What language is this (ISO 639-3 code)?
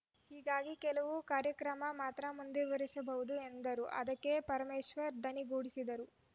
kan